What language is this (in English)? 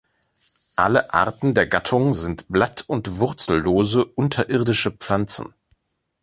German